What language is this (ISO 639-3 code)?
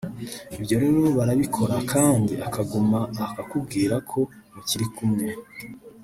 kin